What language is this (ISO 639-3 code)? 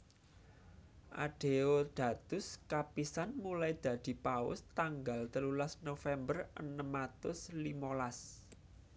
jav